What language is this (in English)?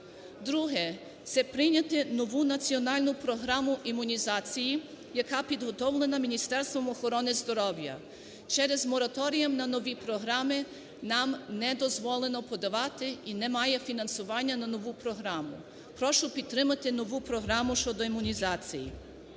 Ukrainian